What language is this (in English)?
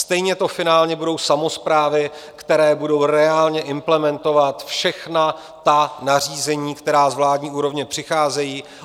Czech